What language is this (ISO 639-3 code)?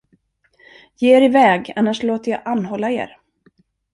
swe